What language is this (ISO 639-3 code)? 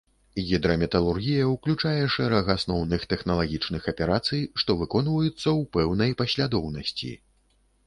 bel